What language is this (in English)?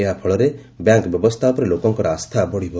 Odia